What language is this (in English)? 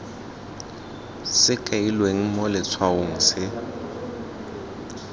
Tswana